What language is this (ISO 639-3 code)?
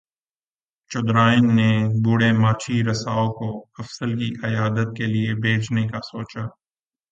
urd